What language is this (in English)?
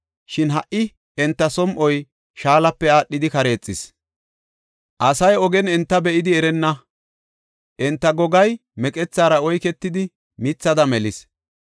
Gofa